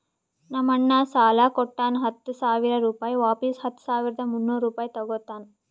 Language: Kannada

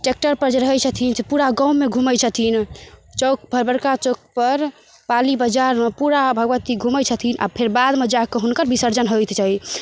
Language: Maithili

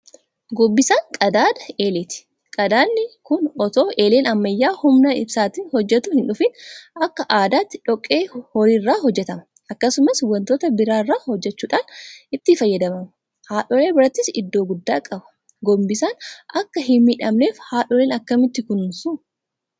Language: Oromo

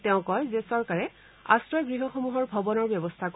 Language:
Assamese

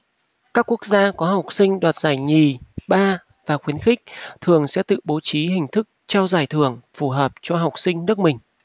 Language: Vietnamese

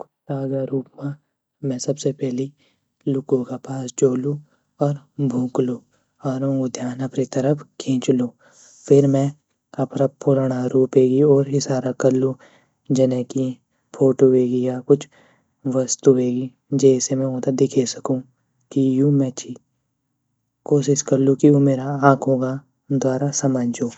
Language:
Garhwali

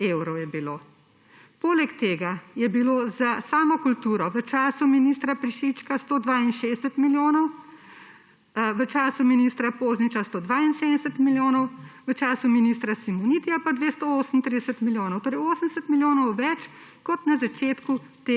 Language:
Slovenian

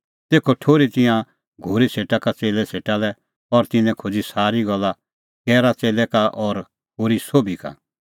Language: Kullu Pahari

